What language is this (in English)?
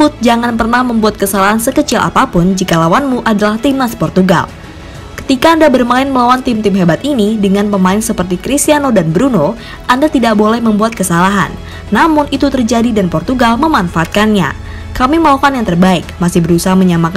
Indonesian